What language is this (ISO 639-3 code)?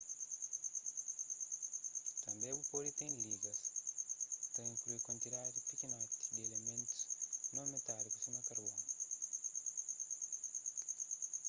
kea